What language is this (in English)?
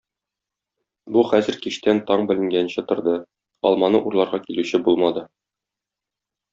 Tatar